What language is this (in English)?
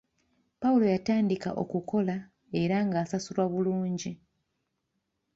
Ganda